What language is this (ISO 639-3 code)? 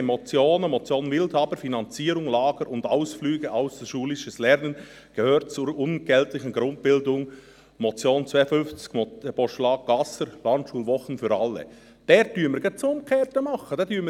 gsw